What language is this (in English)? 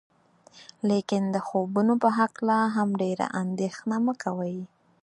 Pashto